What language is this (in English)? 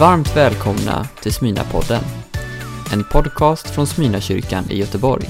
Swedish